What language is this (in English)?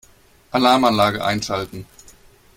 German